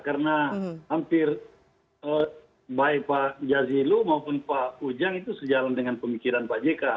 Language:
Indonesian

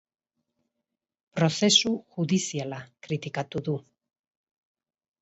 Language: Basque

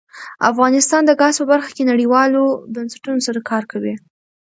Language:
Pashto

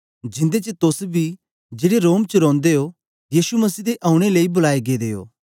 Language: Dogri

